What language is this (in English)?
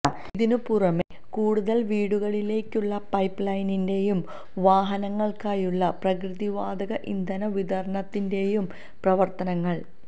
Malayalam